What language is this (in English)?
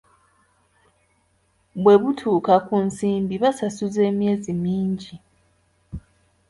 Ganda